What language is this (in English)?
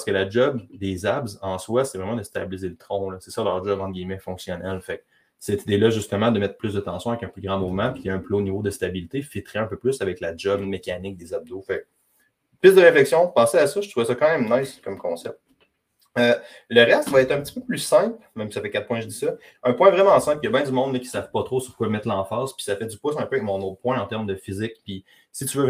French